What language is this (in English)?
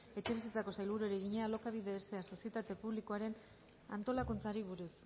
Basque